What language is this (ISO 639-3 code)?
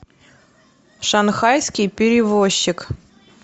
rus